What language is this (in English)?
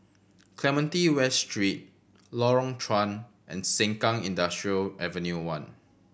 English